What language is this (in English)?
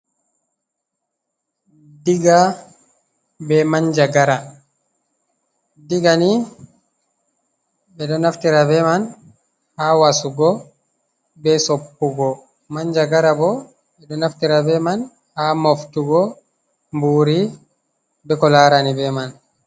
Fula